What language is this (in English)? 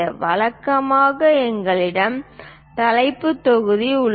Tamil